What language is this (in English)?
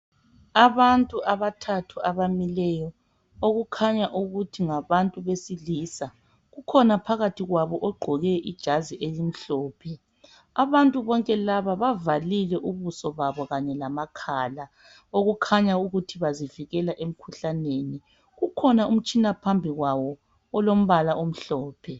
North Ndebele